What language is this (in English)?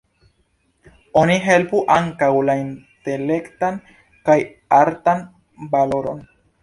Esperanto